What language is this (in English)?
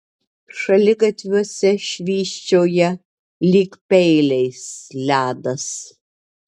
Lithuanian